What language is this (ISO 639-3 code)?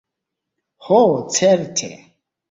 epo